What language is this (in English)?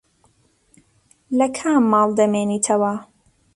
Central Kurdish